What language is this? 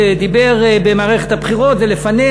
Hebrew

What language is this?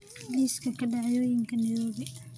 Somali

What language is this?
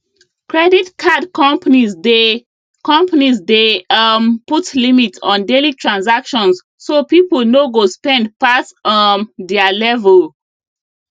Nigerian Pidgin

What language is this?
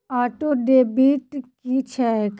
Maithili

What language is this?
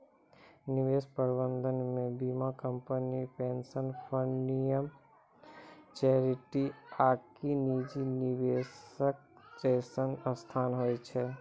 Maithili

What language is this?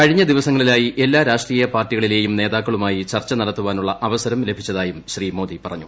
Malayalam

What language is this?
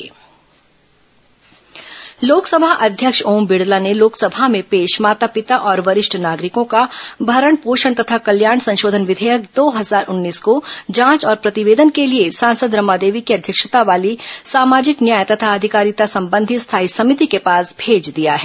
Hindi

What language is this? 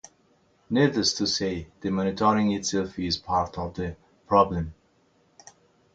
English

